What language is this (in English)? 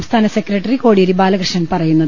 Malayalam